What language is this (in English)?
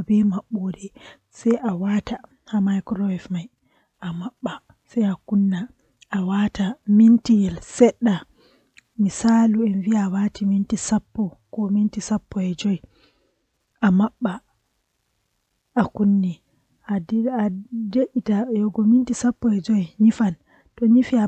Western Niger Fulfulde